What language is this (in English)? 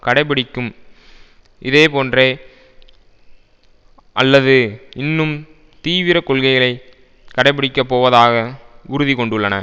Tamil